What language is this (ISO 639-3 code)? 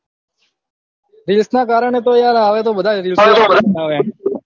guj